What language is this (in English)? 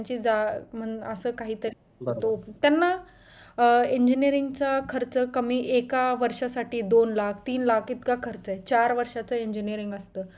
Marathi